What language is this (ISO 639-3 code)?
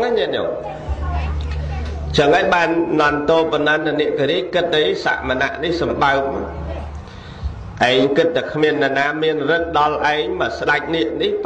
vie